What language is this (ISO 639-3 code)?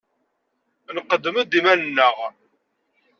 kab